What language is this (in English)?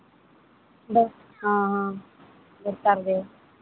Santali